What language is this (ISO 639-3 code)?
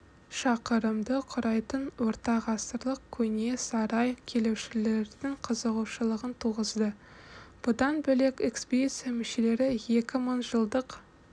kaz